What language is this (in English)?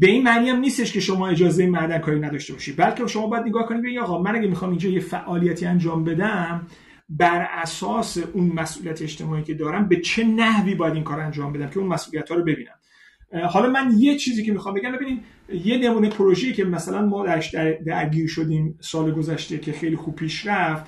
Persian